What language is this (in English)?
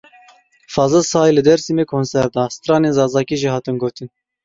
Kurdish